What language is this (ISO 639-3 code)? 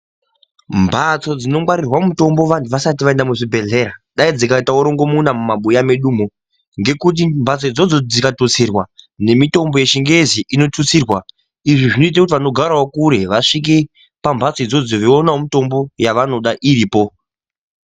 ndc